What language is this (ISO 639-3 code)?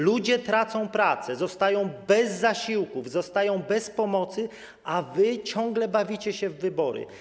pol